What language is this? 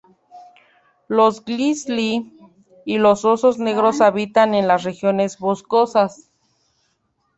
Spanish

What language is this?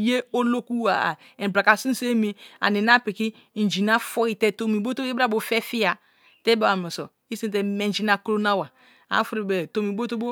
Kalabari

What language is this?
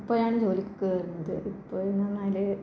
Malayalam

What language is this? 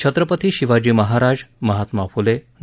Marathi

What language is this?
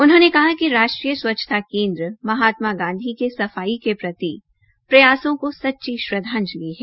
Hindi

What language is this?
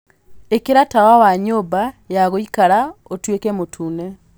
Kikuyu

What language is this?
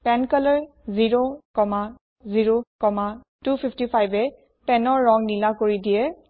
Assamese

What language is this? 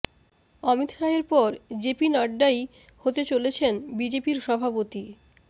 Bangla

